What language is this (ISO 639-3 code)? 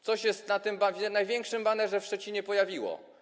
pol